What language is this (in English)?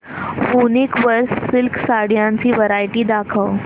Marathi